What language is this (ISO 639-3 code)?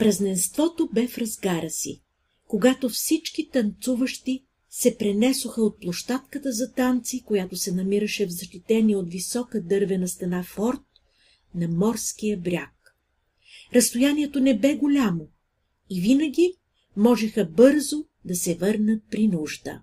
bul